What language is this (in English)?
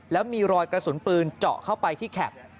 Thai